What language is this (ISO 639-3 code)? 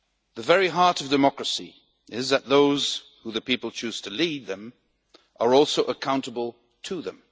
eng